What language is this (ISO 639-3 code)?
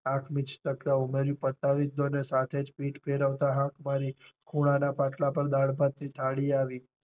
guj